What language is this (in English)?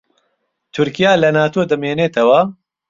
Central Kurdish